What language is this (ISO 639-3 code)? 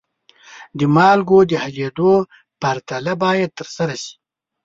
pus